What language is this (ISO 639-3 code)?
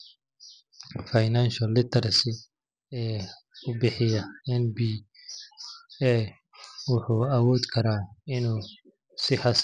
som